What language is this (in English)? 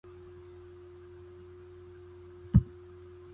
Chinese